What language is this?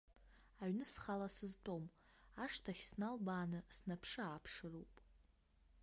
Abkhazian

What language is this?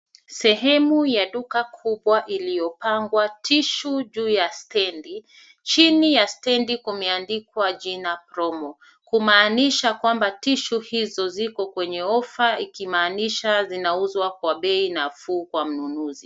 Swahili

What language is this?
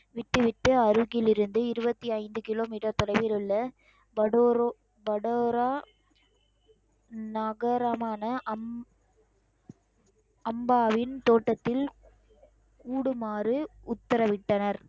Tamil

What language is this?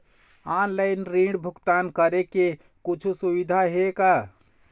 Chhattisgarhi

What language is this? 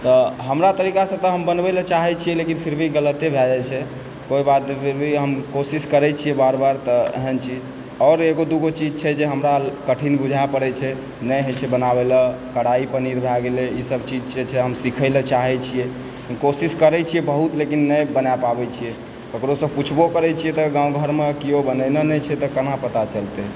Maithili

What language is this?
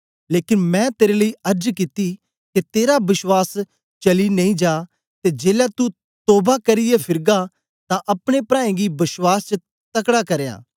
Dogri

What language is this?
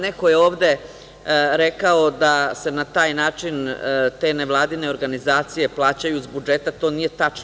Serbian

